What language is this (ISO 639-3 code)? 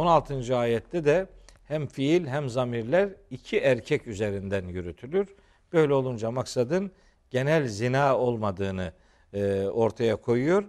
tur